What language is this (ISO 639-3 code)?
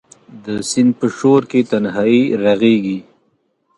pus